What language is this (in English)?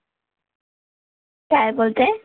Marathi